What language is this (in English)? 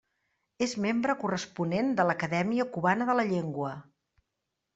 Catalan